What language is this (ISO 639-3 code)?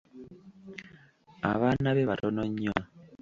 lug